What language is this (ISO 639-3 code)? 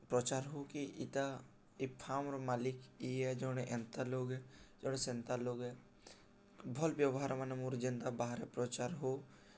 ori